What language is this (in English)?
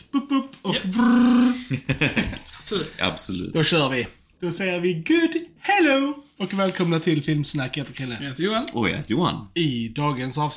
Swedish